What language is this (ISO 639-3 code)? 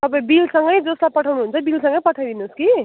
nep